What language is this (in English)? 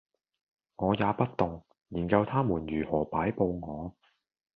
Cantonese